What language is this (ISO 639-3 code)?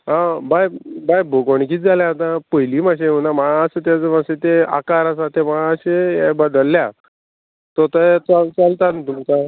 kok